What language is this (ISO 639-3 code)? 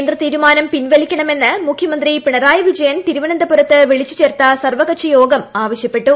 mal